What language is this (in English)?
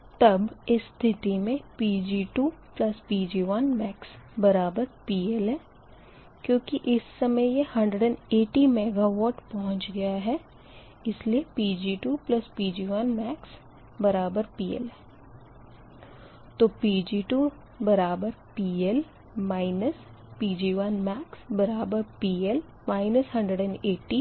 Hindi